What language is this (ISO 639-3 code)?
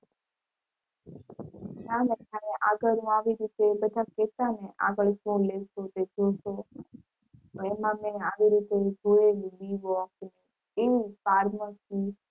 guj